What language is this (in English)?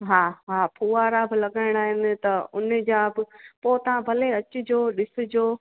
Sindhi